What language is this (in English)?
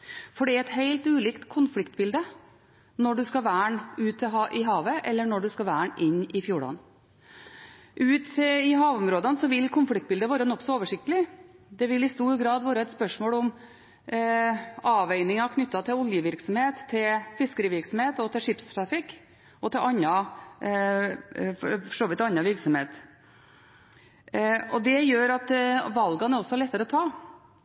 Norwegian Bokmål